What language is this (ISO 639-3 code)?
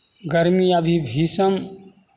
mai